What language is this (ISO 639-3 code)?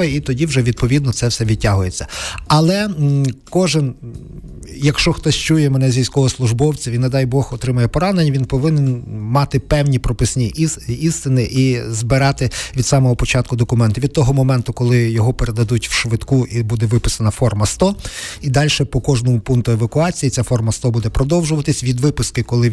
ukr